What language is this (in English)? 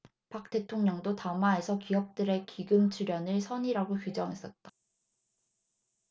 Korean